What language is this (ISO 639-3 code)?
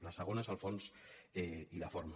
cat